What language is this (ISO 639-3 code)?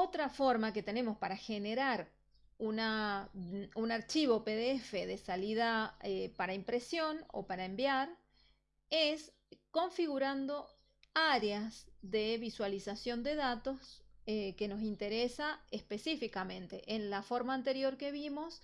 spa